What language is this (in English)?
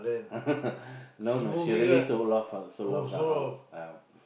English